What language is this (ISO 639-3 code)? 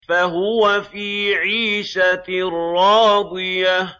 ara